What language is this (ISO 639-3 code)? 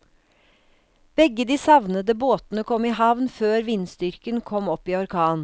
nor